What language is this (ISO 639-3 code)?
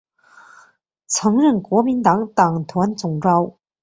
zho